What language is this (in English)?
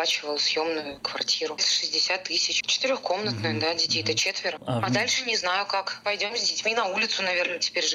Russian